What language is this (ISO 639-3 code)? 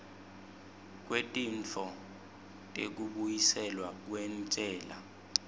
ssw